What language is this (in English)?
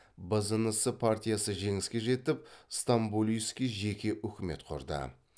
Kazakh